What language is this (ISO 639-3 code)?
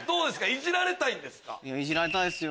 jpn